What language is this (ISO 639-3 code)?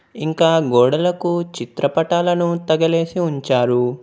tel